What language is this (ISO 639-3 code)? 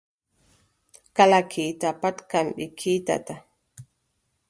fub